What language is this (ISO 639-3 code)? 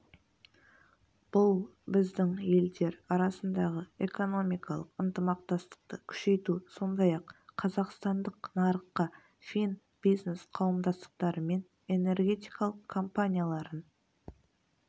kaz